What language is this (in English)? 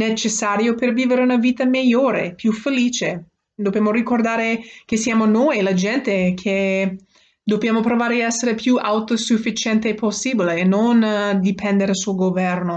Italian